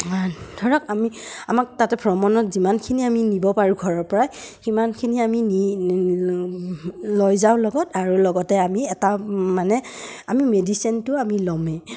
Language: Assamese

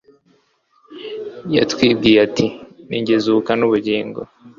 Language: Kinyarwanda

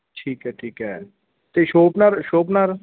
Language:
Punjabi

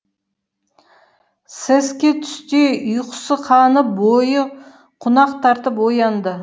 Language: Kazakh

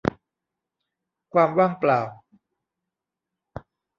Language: Thai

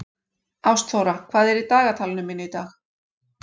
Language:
Icelandic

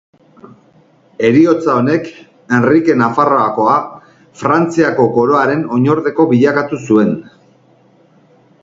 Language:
Basque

